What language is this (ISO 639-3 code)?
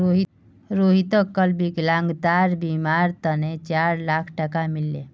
mag